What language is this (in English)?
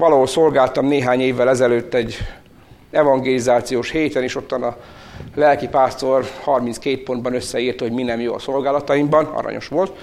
Hungarian